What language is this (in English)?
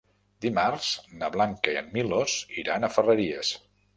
Catalan